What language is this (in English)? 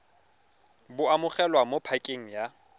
Tswana